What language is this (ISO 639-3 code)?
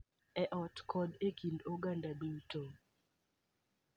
luo